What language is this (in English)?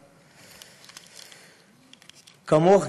Hebrew